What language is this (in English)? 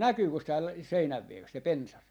Finnish